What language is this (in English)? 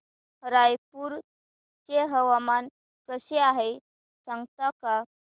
Marathi